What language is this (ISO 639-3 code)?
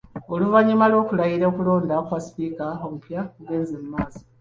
lug